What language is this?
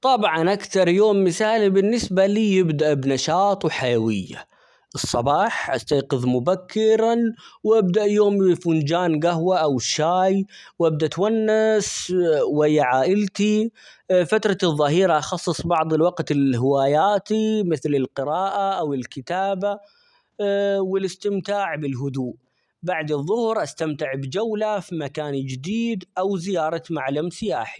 Omani Arabic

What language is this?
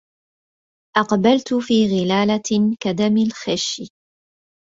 Arabic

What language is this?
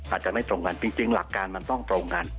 Thai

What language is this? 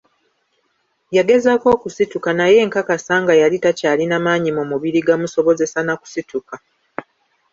Ganda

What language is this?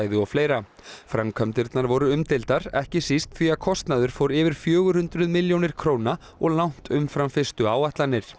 Icelandic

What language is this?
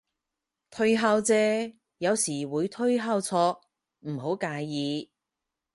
Cantonese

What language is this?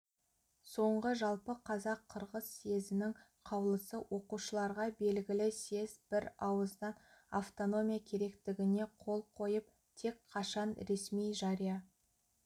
Kazakh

